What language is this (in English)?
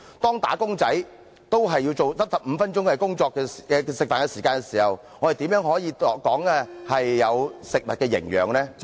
Cantonese